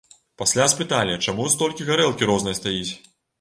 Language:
Belarusian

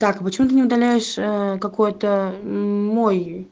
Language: Russian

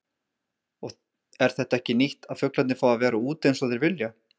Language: Icelandic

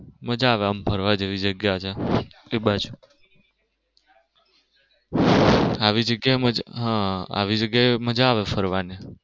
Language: Gujarati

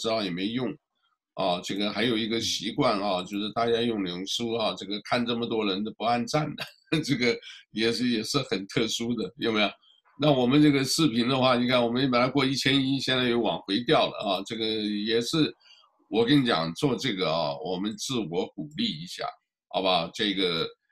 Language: Chinese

